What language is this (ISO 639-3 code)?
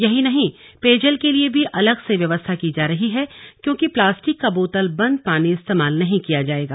hin